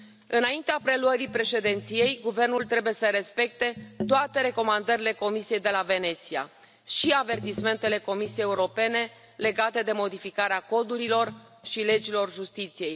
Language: Romanian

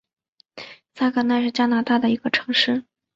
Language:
Chinese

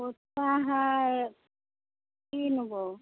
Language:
Maithili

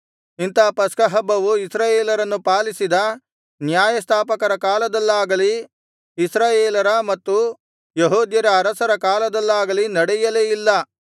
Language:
Kannada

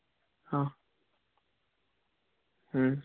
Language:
Gujarati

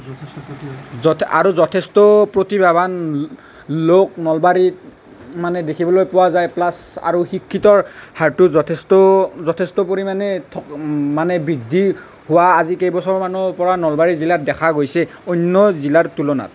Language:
Assamese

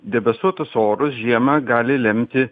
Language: Lithuanian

